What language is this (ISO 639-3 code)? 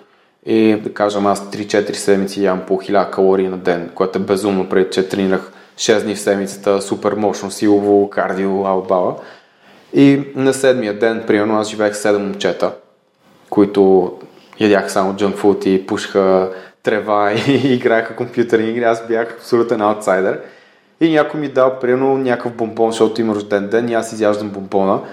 bul